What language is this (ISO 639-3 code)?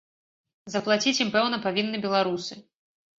bel